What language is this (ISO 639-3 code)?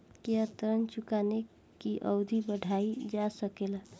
bho